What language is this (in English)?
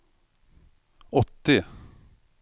Swedish